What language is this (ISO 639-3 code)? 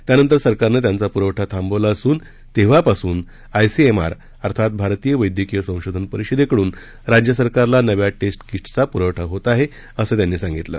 mar